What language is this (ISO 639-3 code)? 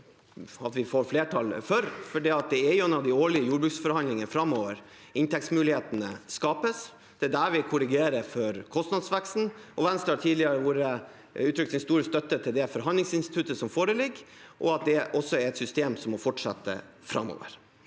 nor